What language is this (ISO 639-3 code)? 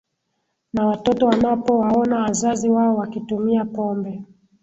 swa